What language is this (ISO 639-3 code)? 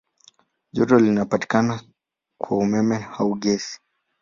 swa